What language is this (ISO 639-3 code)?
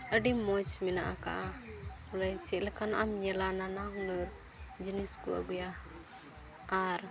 sat